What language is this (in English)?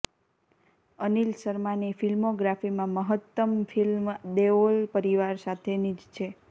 Gujarati